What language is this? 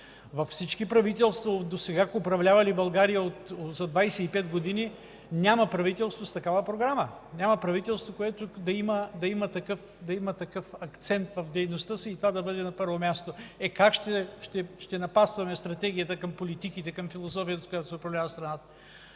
Bulgarian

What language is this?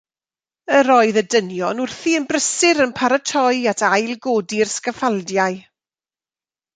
Welsh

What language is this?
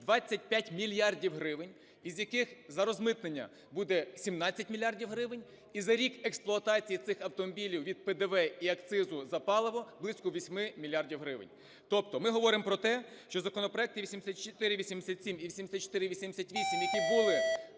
Ukrainian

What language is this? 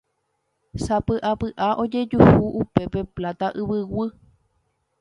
Guarani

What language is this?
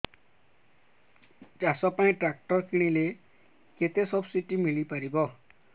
Odia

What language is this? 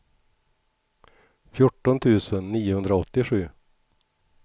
Swedish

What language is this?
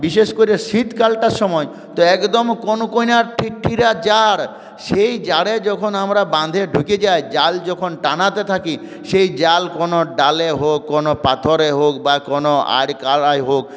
Bangla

